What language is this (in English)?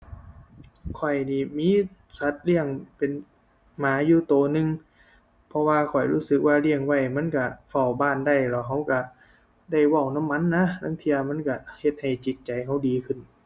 Thai